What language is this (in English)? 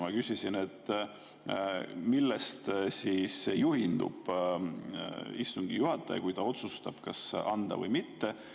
Estonian